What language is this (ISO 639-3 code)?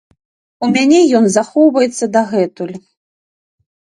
bel